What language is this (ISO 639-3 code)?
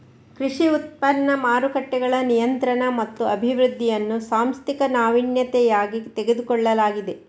kan